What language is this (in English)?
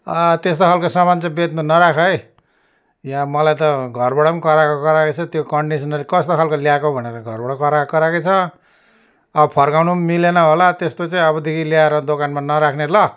Nepali